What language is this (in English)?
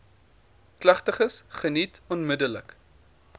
Afrikaans